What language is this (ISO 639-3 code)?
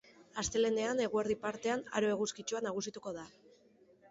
eus